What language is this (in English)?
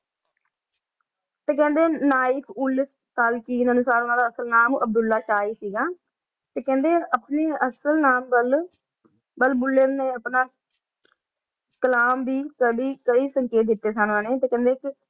Punjabi